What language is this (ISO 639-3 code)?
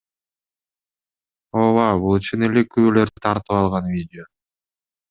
kir